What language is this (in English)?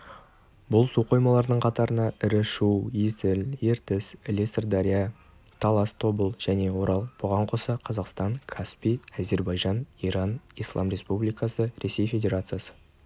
Kazakh